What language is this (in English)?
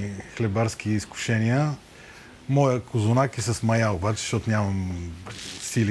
Bulgarian